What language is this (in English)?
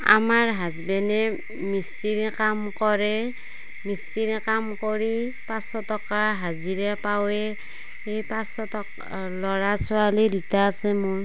Assamese